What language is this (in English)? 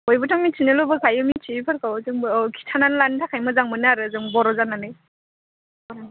Bodo